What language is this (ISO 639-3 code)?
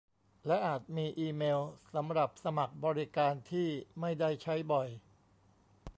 tha